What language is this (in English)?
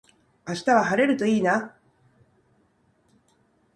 Japanese